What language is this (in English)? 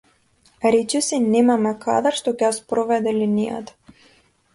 Macedonian